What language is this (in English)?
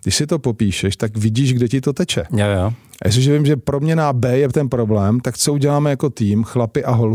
Czech